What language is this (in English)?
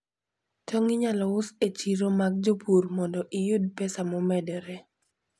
Luo (Kenya and Tanzania)